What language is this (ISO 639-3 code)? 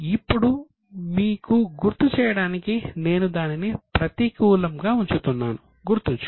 tel